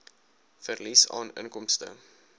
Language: Afrikaans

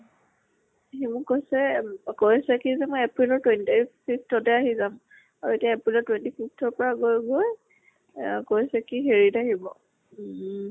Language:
Assamese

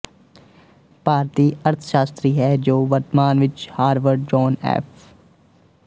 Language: Punjabi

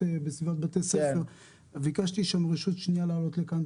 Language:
Hebrew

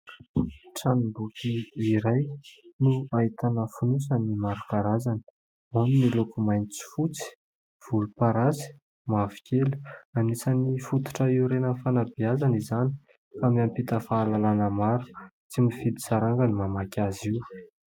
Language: Malagasy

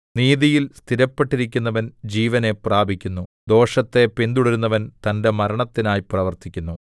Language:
Malayalam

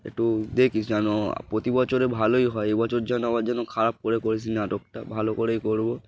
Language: Bangla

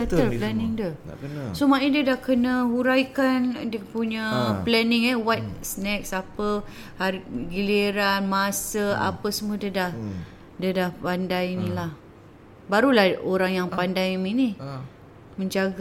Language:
Malay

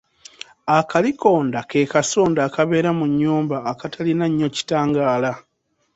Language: Ganda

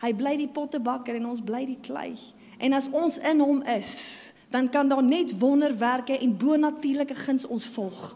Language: Dutch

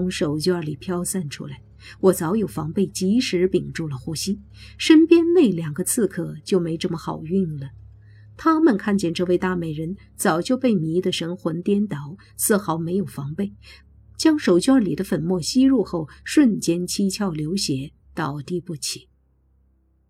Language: Chinese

